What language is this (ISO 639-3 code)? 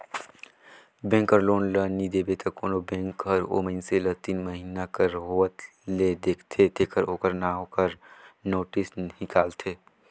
hne